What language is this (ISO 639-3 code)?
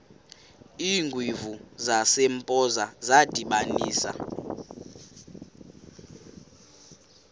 xho